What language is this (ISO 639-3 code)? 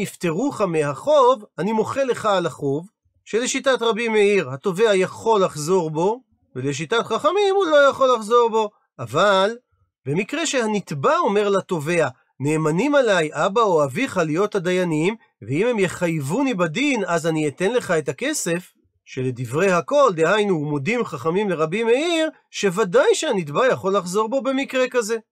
heb